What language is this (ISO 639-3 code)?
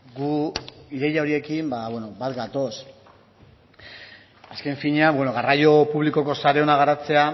eus